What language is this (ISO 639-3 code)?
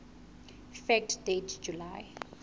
sot